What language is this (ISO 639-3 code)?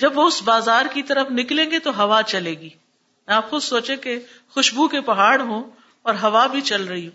urd